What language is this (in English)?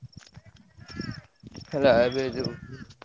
Odia